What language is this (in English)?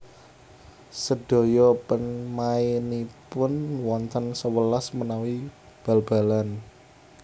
Javanese